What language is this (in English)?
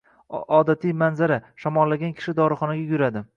Uzbek